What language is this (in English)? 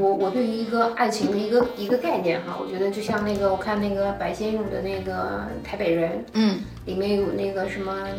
Chinese